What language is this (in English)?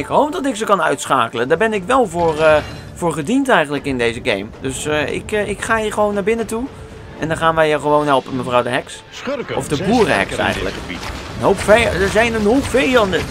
Dutch